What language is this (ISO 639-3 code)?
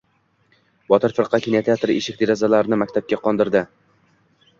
uzb